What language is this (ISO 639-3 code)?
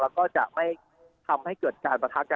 tha